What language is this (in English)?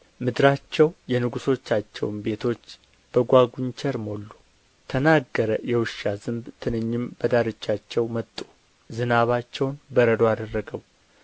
Amharic